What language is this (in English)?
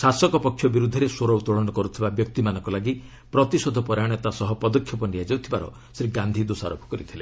Odia